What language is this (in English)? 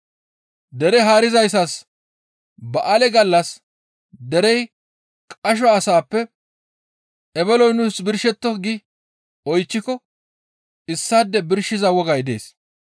Gamo